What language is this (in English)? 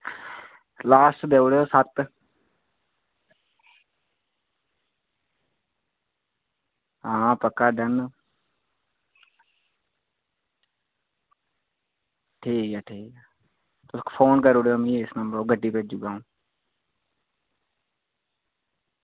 Dogri